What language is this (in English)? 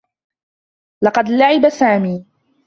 Arabic